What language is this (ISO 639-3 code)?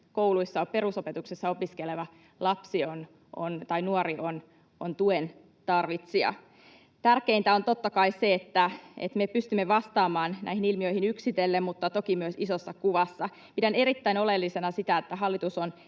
fin